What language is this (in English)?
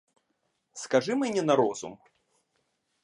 Ukrainian